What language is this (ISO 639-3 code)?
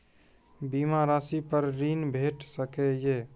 mai